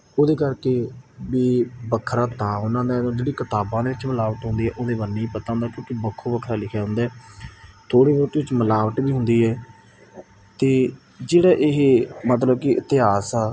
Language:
Punjabi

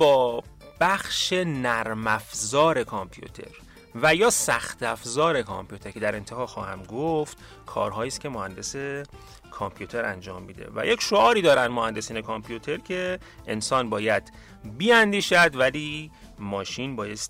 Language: Persian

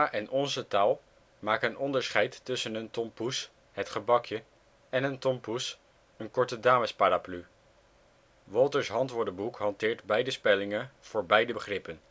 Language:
Dutch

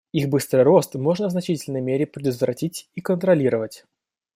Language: Russian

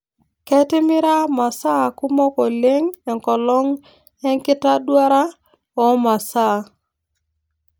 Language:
Masai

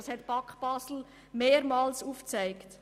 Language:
Swiss German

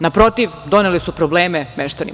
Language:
Serbian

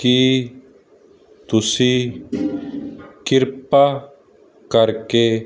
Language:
Punjabi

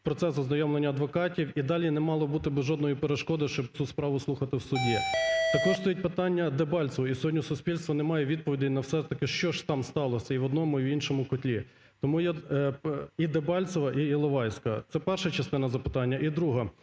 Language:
Ukrainian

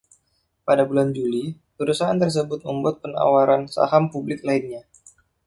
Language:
Indonesian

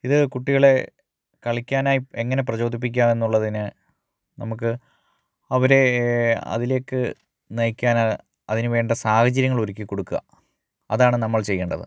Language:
Malayalam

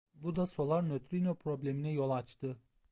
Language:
Turkish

